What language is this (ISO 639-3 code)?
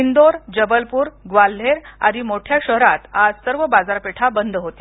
mar